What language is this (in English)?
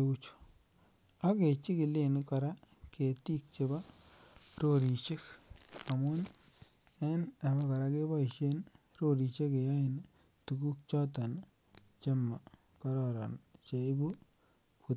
Kalenjin